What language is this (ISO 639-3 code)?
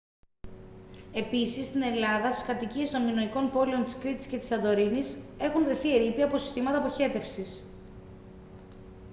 ell